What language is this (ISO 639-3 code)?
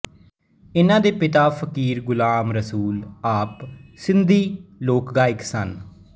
pan